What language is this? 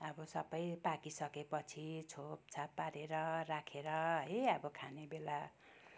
Nepali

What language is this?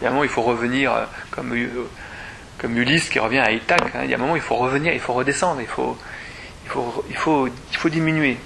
French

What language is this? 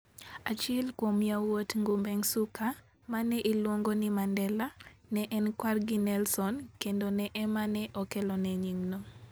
Luo (Kenya and Tanzania)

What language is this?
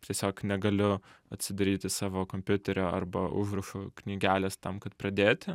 Lithuanian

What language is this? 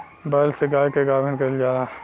Bhojpuri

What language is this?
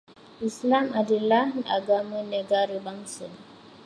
Malay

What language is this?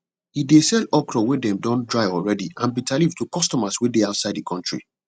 Nigerian Pidgin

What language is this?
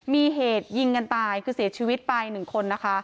Thai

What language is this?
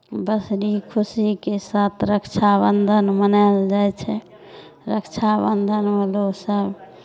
Maithili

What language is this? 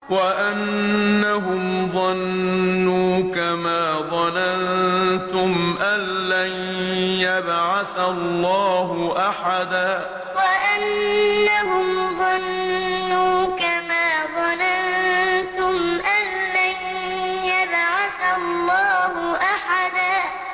Arabic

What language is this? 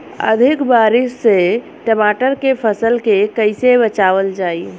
Bhojpuri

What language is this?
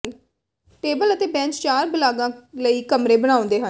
Punjabi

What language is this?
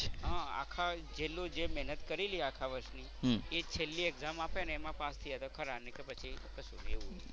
Gujarati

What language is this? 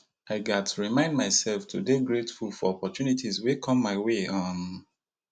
Nigerian Pidgin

